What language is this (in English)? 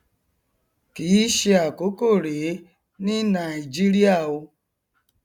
Yoruba